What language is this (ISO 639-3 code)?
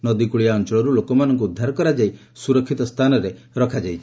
ori